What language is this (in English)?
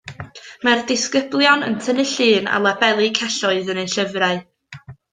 Welsh